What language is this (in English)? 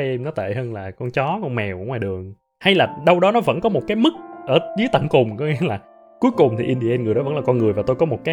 Vietnamese